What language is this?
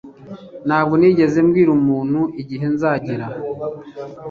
Kinyarwanda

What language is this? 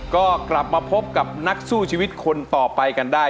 Thai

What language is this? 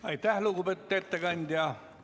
Estonian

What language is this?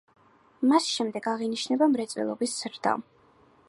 Georgian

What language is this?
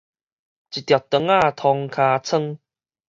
Min Nan Chinese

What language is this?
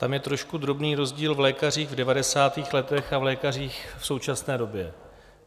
Czech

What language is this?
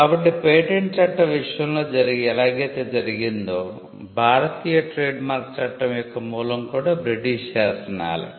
Telugu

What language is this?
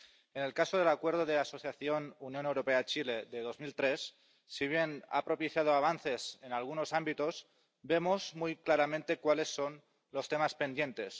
Spanish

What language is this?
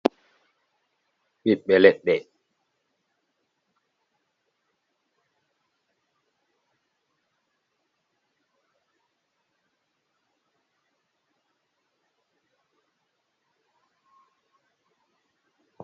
Fula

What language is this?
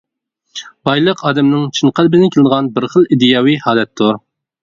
Uyghur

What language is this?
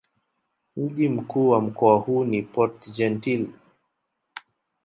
Swahili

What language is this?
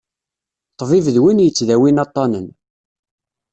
Kabyle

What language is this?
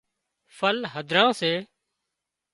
Wadiyara Koli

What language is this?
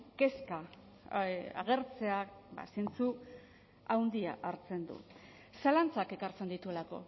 Basque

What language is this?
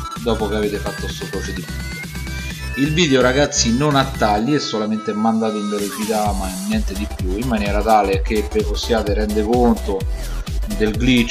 Italian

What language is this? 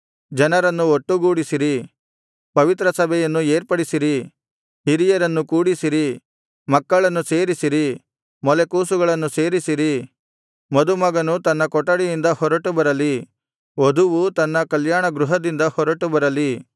Kannada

